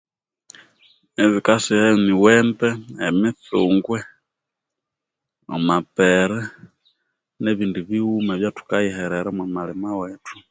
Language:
Konzo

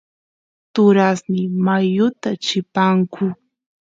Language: Santiago del Estero Quichua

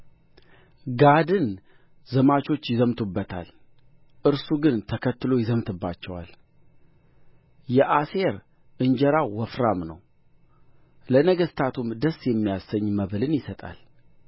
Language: Amharic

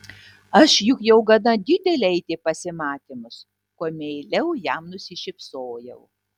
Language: Lithuanian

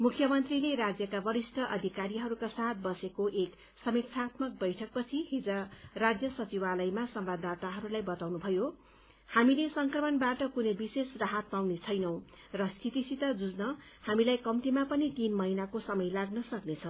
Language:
Nepali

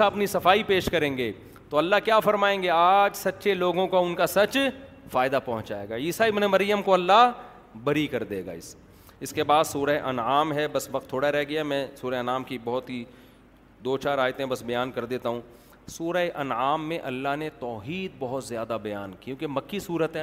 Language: Urdu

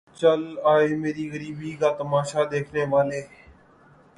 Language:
Urdu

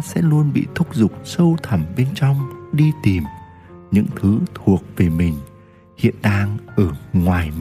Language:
Vietnamese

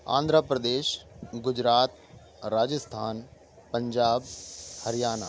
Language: Urdu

